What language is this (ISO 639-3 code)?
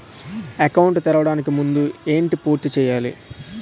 tel